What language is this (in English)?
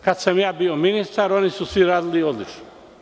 Serbian